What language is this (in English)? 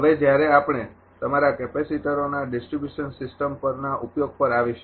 Gujarati